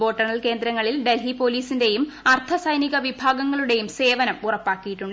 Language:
Malayalam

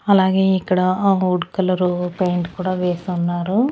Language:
Telugu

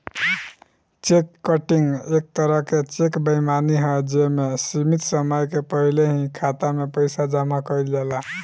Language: Bhojpuri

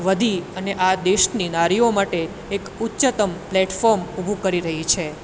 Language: Gujarati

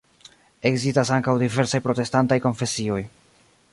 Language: Esperanto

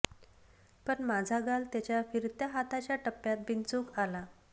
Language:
Marathi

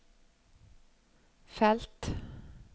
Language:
Norwegian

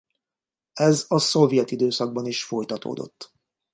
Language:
Hungarian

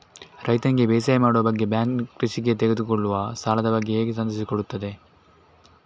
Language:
Kannada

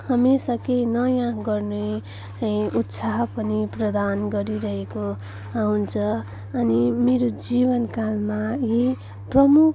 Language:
Nepali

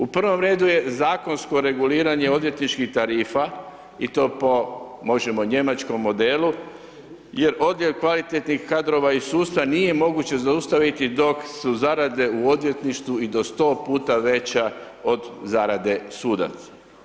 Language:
Croatian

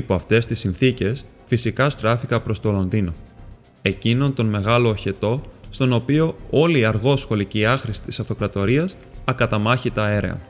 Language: Greek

